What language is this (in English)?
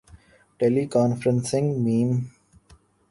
Urdu